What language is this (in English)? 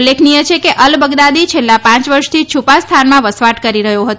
Gujarati